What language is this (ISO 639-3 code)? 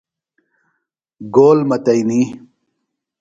phl